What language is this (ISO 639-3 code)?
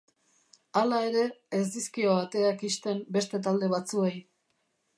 eus